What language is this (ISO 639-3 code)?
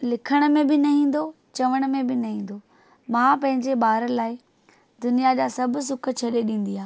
snd